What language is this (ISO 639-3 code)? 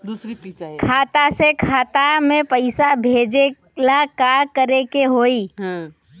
bho